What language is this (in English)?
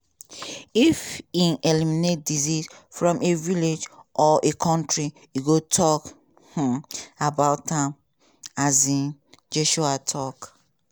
Nigerian Pidgin